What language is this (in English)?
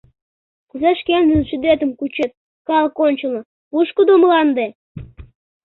Mari